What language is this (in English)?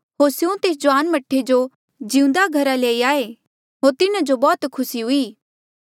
Mandeali